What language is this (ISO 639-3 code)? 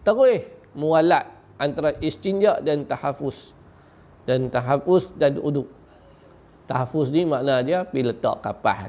msa